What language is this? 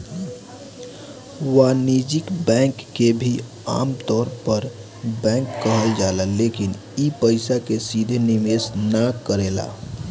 Bhojpuri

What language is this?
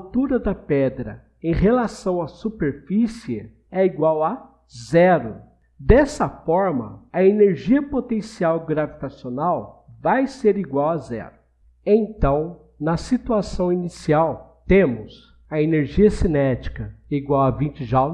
Portuguese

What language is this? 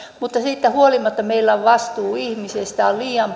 Finnish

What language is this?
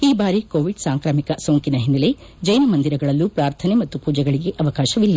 Kannada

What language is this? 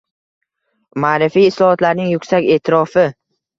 Uzbek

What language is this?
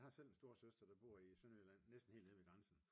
Danish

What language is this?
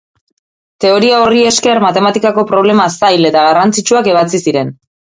Basque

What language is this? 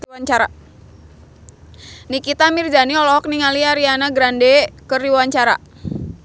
Sundanese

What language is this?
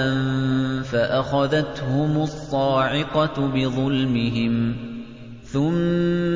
Arabic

